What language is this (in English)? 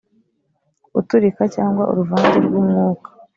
Kinyarwanda